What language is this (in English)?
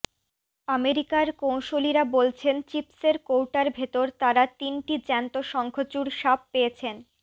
Bangla